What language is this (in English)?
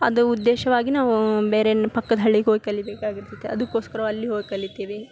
Kannada